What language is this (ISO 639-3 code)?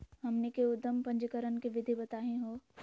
mag